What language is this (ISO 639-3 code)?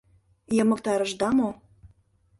chm